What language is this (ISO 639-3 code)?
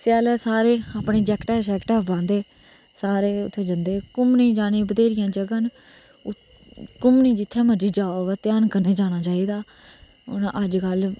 doi